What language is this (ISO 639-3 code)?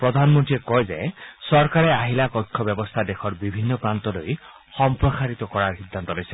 asm